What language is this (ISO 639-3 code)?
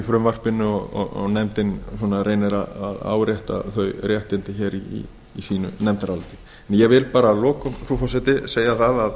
isl